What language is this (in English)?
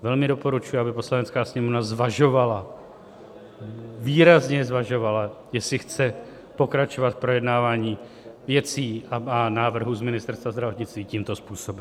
Czech